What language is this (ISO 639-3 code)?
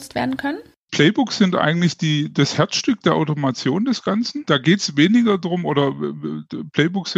deu